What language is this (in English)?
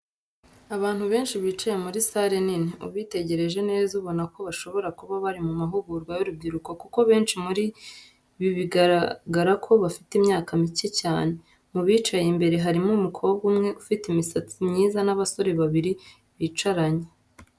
Kinyarwanda